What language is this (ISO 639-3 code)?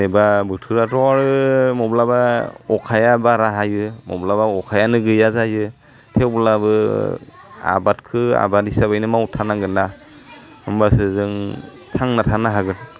brx